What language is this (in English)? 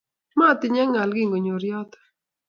Kalenjin